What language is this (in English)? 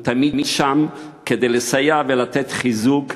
Hebrew